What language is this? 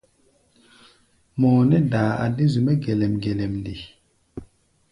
Gbaya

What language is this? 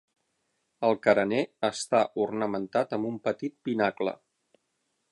Catalan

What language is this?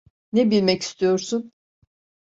Turkish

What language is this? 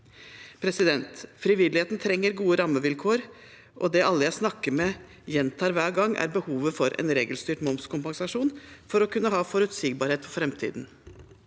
Norwegian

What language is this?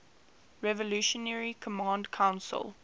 English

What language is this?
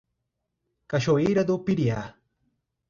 Portuguese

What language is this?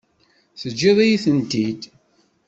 Kabyle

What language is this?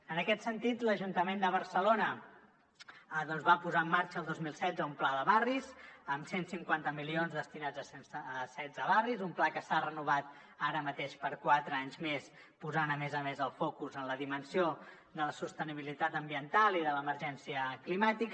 Catalan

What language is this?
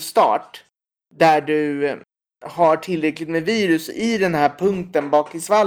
Swedish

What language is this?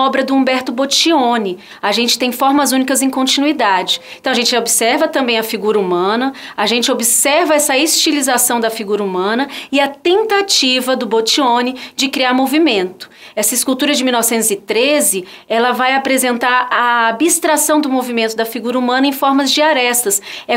Portuguese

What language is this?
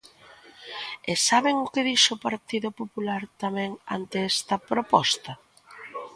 Galician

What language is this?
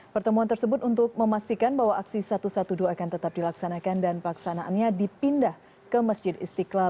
Indonesian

